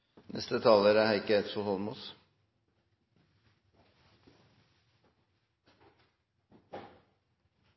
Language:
Norwegian Bokmål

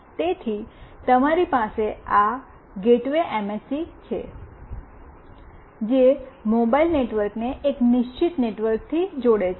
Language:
Gujarati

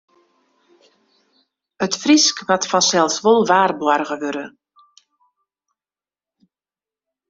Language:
Western Frisian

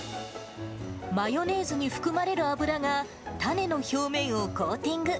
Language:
Japanese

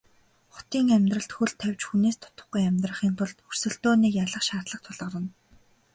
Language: Mongolian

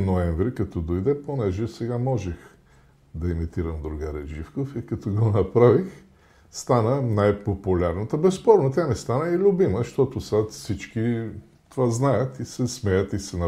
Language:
Bulgarian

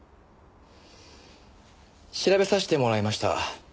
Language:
Japanese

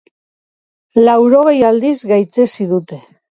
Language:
Basque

